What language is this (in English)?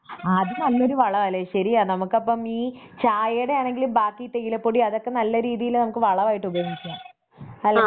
Malayalam